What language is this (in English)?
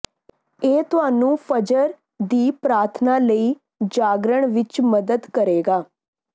Punjabi